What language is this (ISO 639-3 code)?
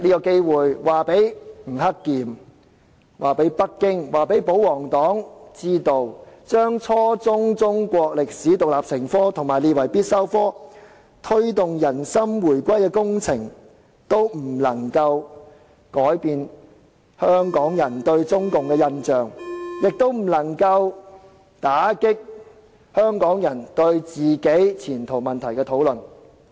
yue